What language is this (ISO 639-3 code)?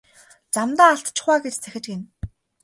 mon